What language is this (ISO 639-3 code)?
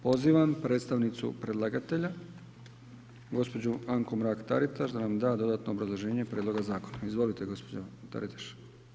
hrv